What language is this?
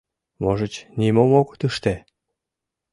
Mari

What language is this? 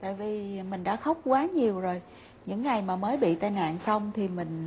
Vietnamese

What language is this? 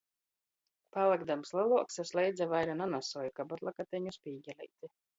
Latgalian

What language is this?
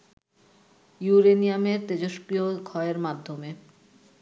Bangla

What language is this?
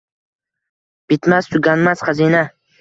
Uzbek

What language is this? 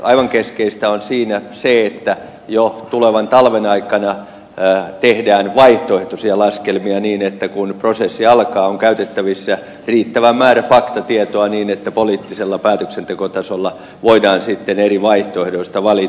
Finnish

